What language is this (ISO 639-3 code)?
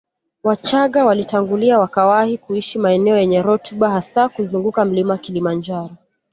swa